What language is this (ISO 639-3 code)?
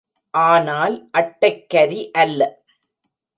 tam